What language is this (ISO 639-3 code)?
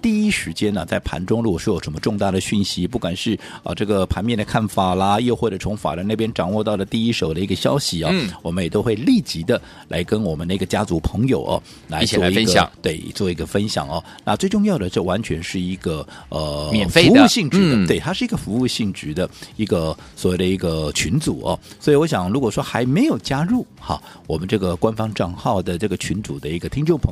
zho